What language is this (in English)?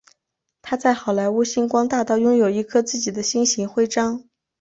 Chinese